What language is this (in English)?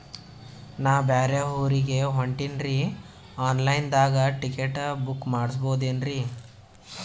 Kannada